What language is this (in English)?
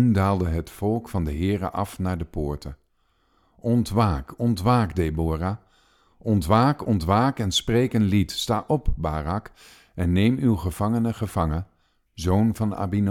Dutch